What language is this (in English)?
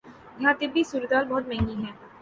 Urdu